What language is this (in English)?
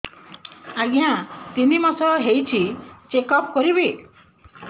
Odia